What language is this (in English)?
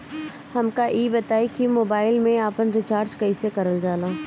Bhojpuri